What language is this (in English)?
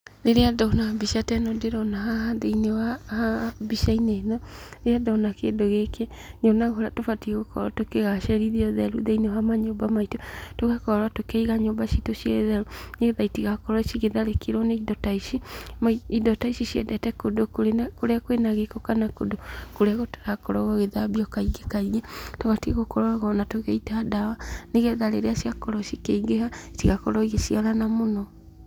Kikuyu